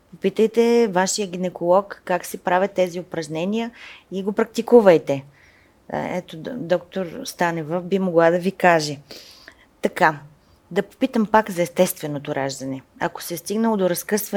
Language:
Bulgarian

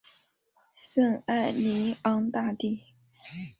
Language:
Chinese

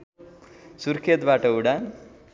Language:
Nepali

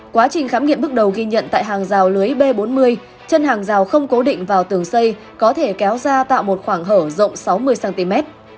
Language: Vietnamese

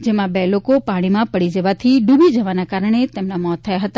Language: Gujarati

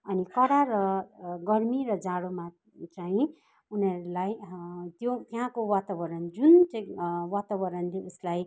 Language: Nepali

